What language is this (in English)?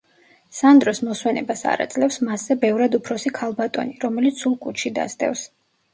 Georgian